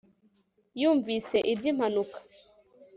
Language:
Kinyarwanda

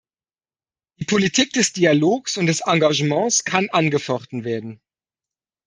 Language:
German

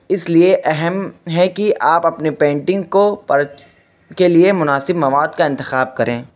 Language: Urdu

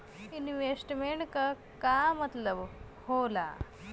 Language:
Bhojpuri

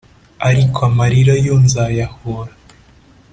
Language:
Kinyarwanda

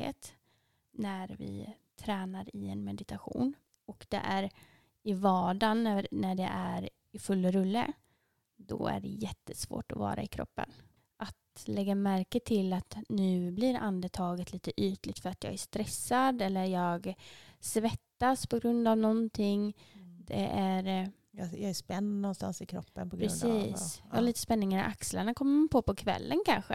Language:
Swedish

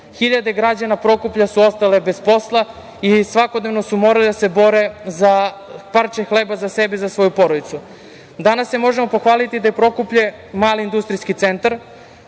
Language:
Serbian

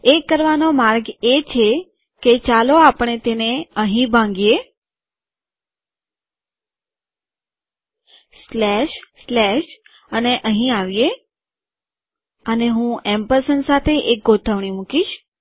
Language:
Gujarati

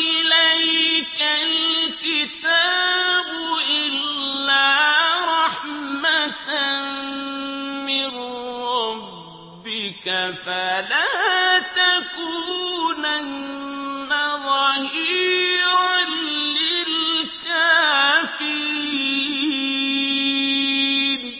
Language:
Arabic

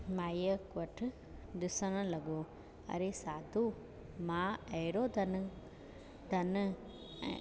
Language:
Sindhi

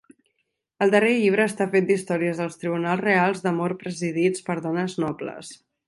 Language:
Catalan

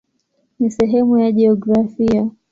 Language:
Swahili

